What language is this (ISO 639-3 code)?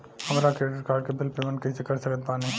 bho